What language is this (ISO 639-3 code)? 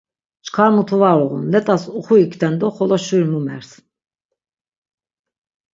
lzz